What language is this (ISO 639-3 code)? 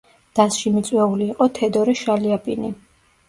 kat